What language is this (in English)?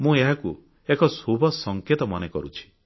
Odia